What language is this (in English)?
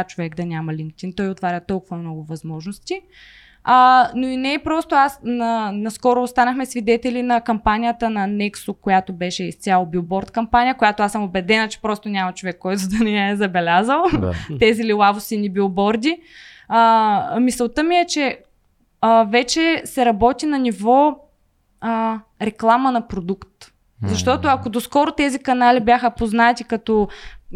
Bulgarian